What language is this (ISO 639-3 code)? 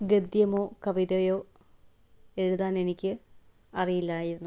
mal